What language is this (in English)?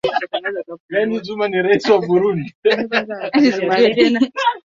Swahili